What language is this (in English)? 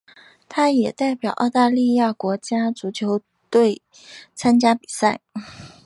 Chinese